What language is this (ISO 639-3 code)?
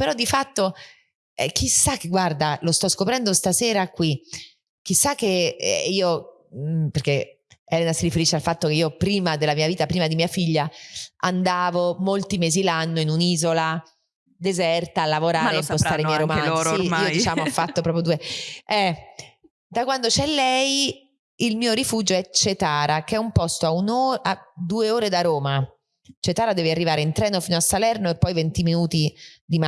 ita